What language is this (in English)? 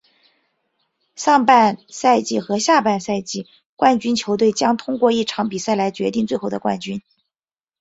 Chinese